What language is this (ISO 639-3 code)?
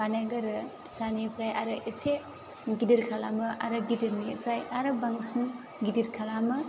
brx